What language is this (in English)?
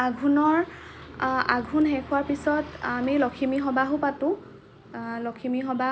Assamese